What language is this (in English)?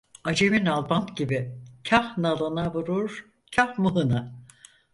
Turkish